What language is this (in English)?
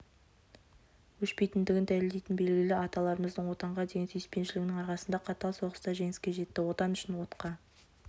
Kazakh